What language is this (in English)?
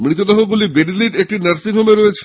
Bangla